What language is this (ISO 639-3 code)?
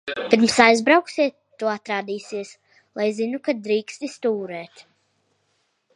lav